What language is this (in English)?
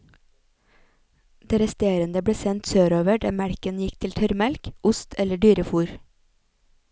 Norwegian